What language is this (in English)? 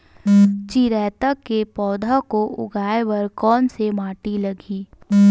Chhattisgarhi